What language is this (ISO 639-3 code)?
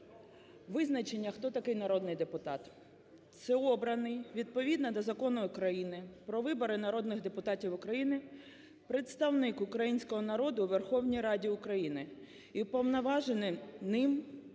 ukr